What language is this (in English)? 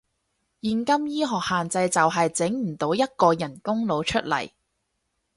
Cantonese